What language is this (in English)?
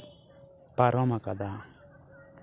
Santali